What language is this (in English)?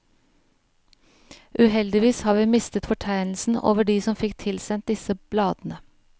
Norwegian